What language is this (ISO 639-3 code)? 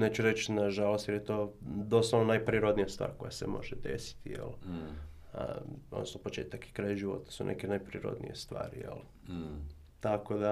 hrv